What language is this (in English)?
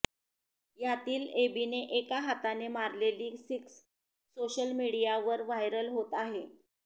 Marathi